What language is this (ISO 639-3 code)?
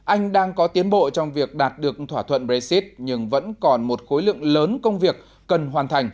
vie